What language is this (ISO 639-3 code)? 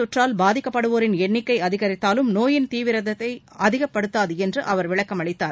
tam